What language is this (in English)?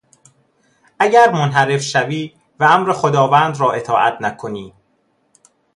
Persian